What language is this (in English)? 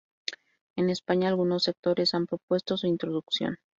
Spanish